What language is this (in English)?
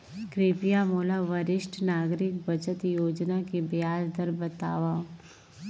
Chhattisgarhi